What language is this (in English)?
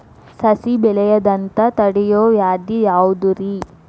Kannada